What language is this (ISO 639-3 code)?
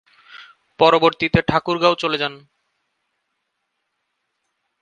ben